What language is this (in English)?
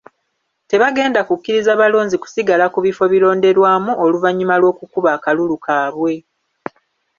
Ganda